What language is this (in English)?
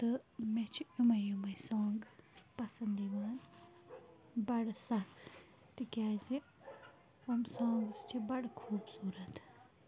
Kashmiri